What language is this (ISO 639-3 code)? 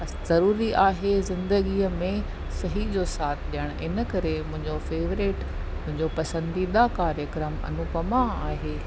snd